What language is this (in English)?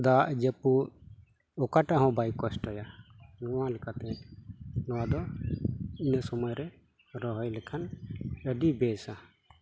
Santali